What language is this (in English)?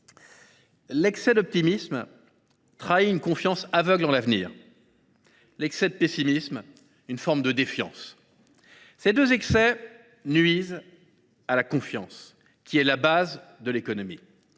French